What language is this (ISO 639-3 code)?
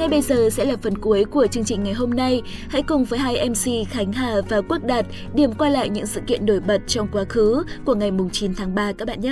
vie